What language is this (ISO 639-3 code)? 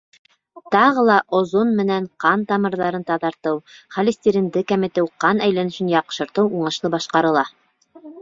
bak